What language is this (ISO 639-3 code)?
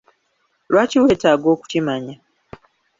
lug